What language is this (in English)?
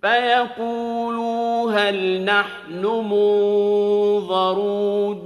Arabic